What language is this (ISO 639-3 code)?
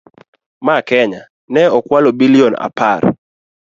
luo